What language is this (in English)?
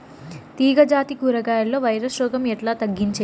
Telugu